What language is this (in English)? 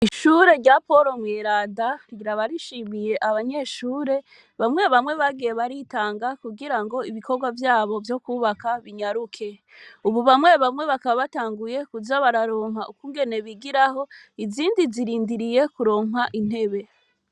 Rundi